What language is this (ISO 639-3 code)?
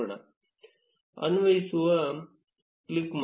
kan